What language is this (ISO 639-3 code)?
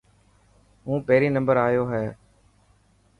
mki